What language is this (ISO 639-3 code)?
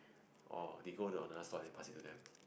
eng